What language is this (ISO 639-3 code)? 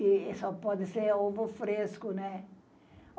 por